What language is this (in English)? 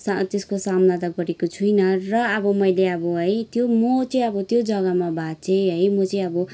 Nepali